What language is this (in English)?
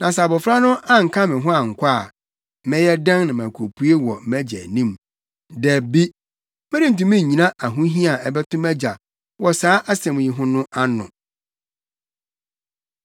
Akan